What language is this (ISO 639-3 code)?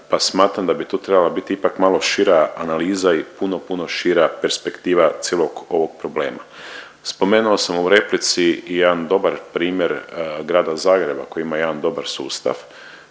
hrv